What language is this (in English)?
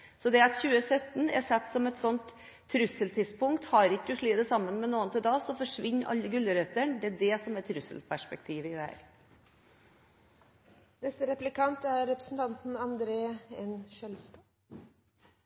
Norwegian Bokmål